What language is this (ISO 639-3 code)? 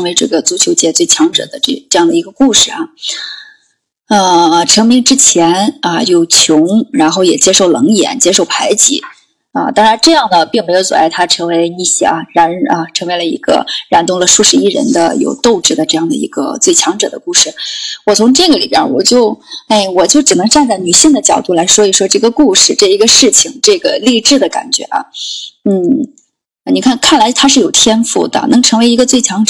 zho